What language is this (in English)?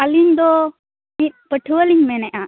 Santali